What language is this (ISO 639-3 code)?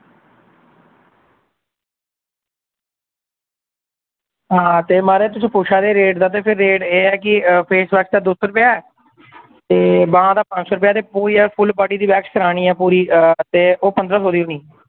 doi